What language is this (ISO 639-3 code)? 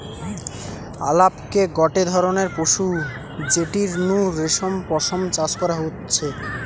ben